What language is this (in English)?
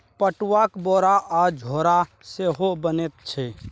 Maithili